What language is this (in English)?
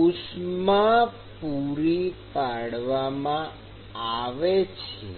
Gujarati